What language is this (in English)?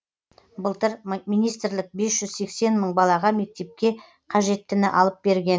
Kazakh